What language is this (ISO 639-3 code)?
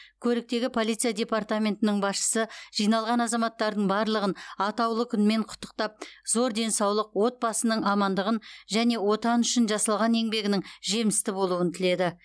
kaz